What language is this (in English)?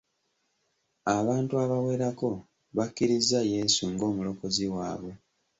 Ganda